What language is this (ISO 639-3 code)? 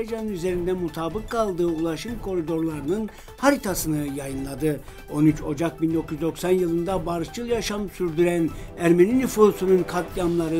tur